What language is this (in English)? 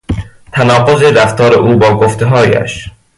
Persian